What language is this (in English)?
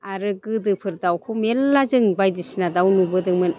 Bodo